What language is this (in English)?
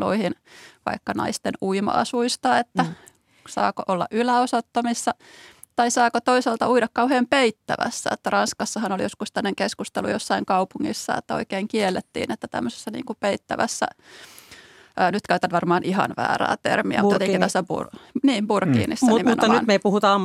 Finnish